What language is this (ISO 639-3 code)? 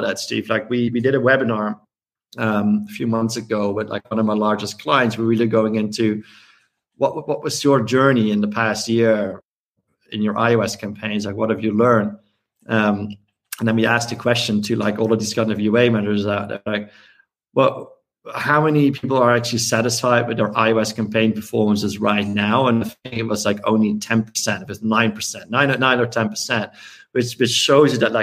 eng